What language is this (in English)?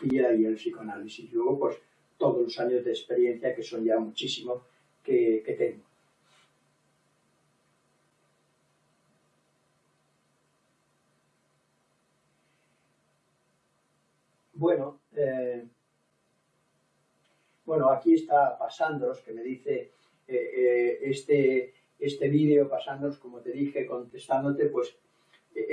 Spanish